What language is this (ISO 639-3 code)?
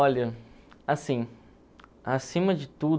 por